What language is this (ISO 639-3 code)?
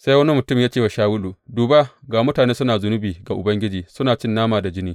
hau